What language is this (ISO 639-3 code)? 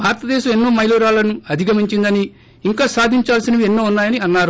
tel